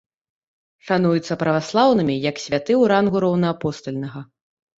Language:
Belarusian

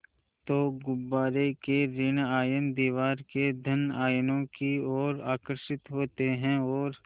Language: Hindi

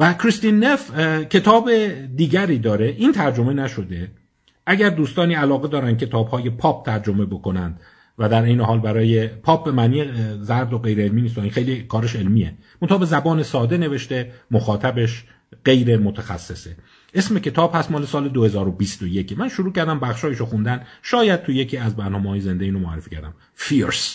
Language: Persian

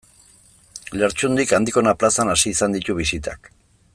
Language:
Basque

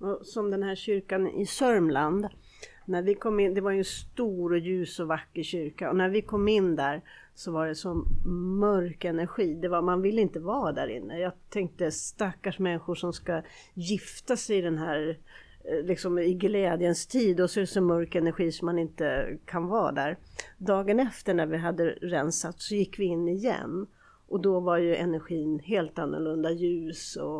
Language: Swedish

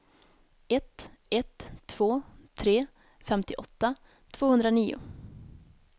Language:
Swedish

